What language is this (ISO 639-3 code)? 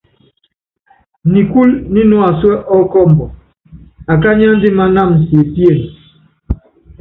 yav